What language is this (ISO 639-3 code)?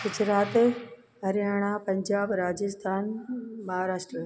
snd